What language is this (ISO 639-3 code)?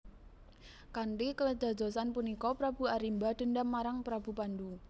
jav